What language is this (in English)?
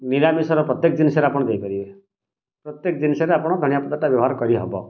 Odia